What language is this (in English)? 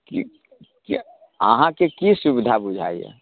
Maithili